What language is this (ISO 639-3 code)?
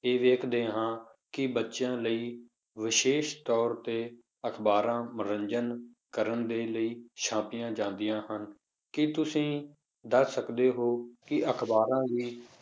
pan